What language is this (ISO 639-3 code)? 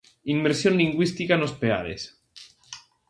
glg